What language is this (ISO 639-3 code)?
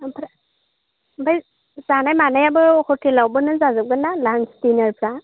brx